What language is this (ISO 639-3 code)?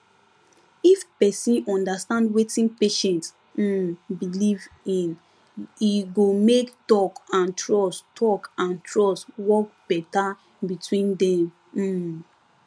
pcm